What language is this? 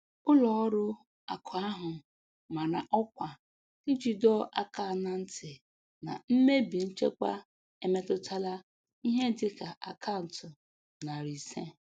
Igbo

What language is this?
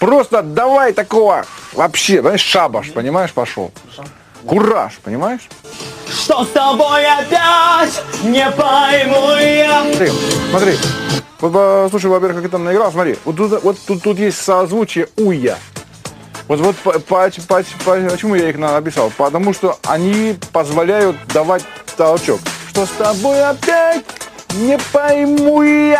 Russian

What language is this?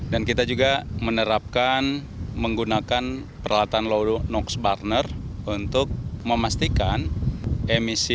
Indonesian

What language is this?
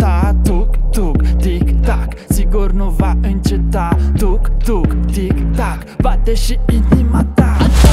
Romanian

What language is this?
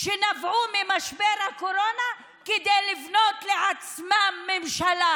Hebrew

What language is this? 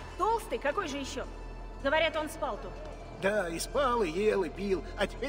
Russian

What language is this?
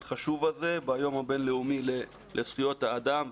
Hebrew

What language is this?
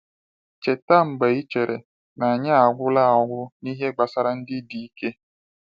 Igbo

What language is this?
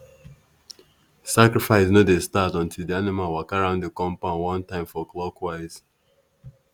Nigerian Pidgin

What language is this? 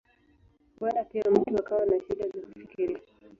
Swahili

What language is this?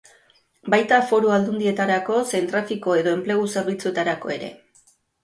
Basque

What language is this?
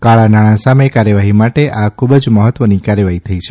Gujarati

